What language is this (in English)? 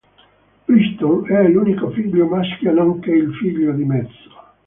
Italian